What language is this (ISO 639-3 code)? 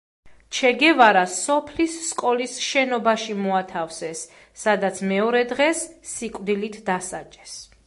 kat